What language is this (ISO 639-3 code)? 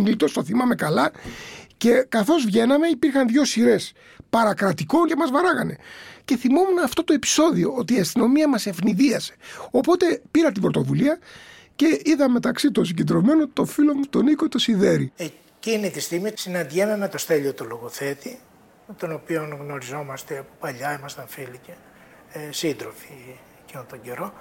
ell